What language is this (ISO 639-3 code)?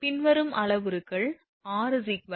tam